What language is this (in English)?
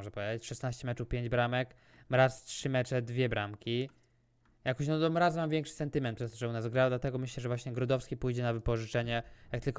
Polish